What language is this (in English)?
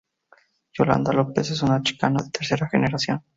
Spanish